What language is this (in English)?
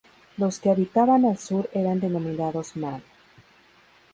Spanish